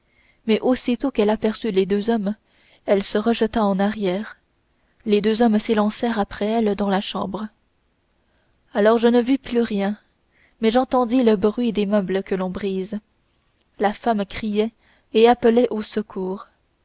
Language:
French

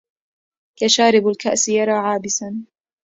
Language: Arabic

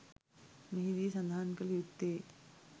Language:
Sinhala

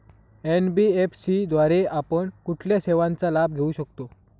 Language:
Marathi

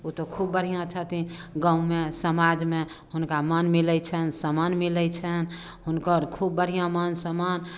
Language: Maithili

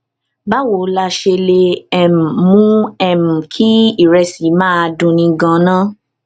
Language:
Yoruba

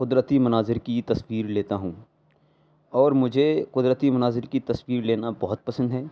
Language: Urdu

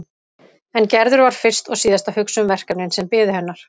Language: Icelandic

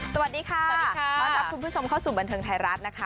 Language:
Thai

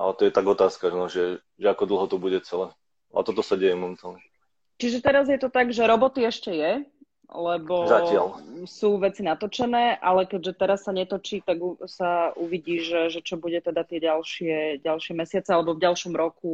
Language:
Slovak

